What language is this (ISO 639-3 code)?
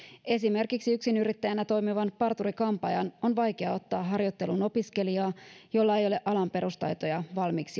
fin